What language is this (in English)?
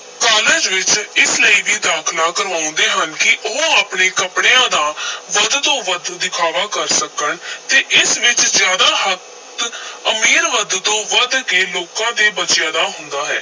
Punjabi